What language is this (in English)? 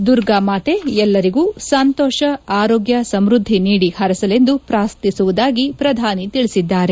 Kannada